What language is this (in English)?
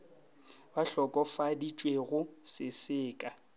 Northern Sotho